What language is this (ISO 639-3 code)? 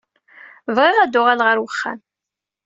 kab